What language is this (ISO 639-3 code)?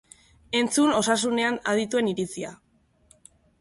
eus